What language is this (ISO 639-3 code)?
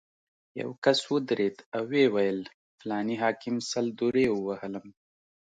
pus